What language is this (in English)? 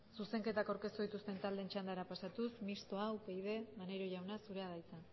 Basque